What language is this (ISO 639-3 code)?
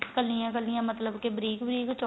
pan